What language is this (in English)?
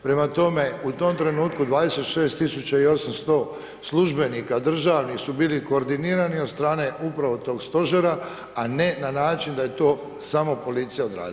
Croatian